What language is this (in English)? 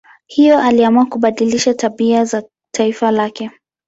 Swahili